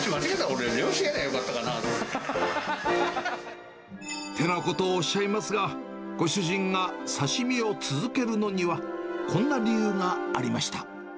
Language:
Japanese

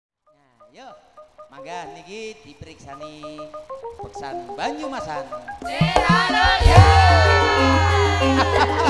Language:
Thai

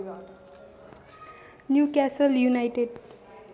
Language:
Nepali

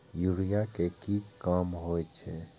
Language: Maithili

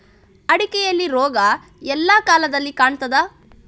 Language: Kannada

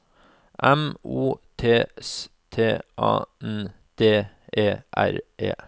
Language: Norwegian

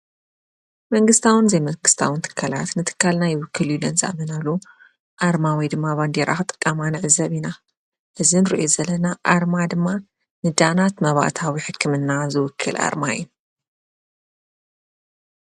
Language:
Tigrinya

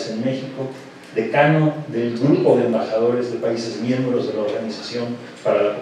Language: Spanish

